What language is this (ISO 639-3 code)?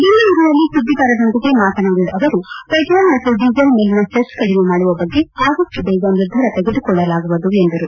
kan